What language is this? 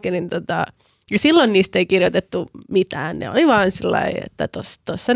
Finnish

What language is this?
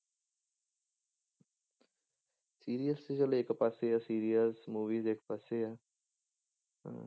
Punjabi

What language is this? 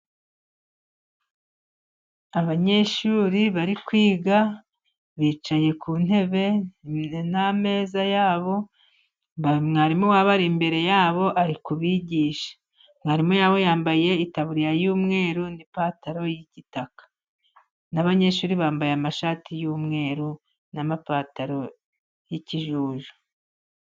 Kinyarwanda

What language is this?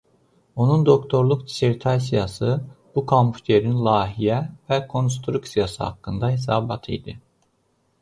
Azerbaijani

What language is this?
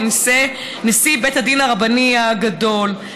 Hebrew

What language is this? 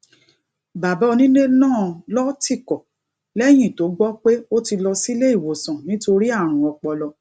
Yoruba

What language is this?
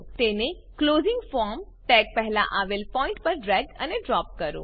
Gujarati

